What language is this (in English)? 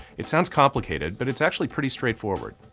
English